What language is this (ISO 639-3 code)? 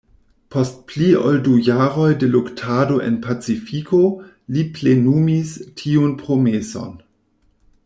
epo